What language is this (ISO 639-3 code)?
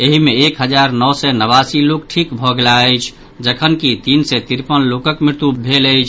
mai